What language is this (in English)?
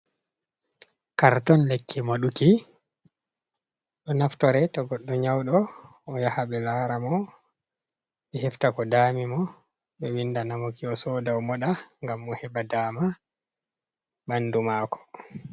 Fula